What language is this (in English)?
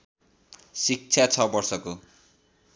Nepali